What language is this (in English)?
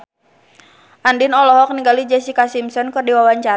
Sundanese